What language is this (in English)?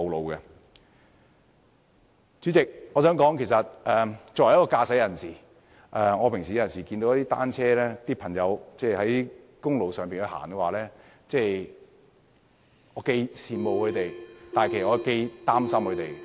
Cantonese